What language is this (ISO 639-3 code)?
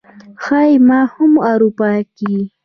pus